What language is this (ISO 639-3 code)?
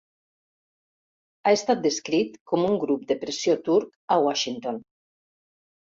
cat